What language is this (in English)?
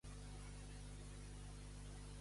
Catalan